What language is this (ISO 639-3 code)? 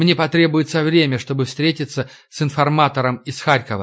rus